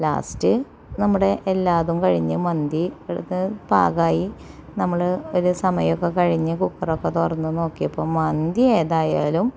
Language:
Malayalam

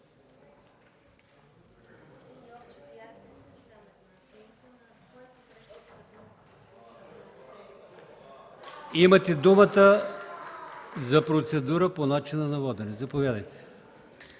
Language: Bulgarian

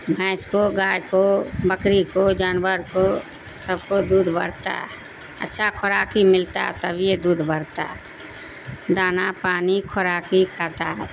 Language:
Urdu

